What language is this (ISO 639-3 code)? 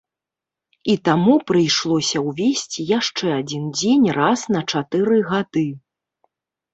bel